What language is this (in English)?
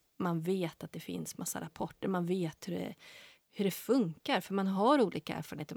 Swedish